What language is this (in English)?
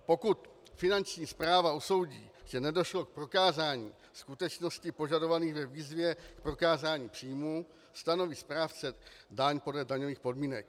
Czech